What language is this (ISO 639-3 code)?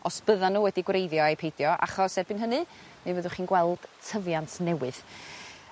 cym